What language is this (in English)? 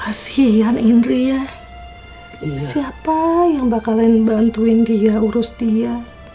Indonesian